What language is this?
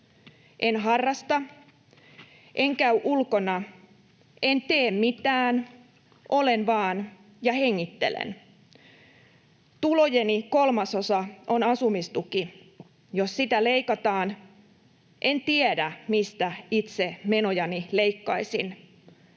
Finnish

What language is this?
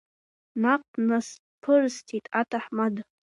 Abkhazian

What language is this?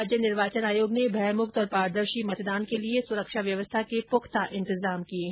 Hindi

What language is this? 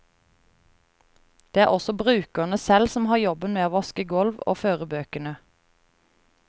Norwegian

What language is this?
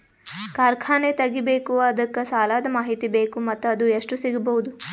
Kannada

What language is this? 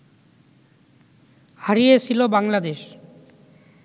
Bangla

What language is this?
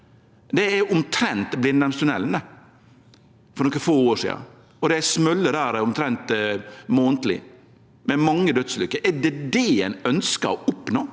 Norwegian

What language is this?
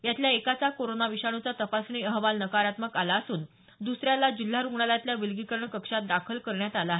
Marathi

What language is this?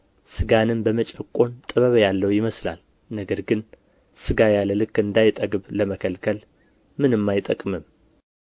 Amharic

